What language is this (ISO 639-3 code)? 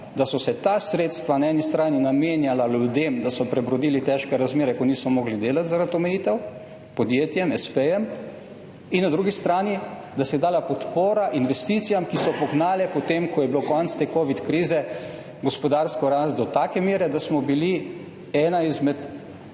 slv